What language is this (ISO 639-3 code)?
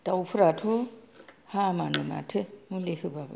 brx